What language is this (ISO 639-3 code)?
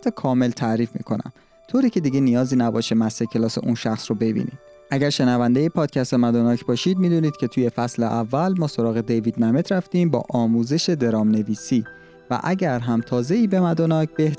fas